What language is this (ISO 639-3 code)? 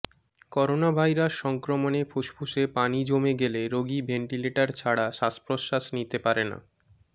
ben